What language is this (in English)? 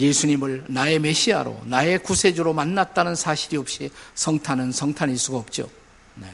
Korean